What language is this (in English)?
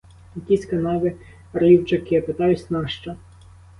Ukrainian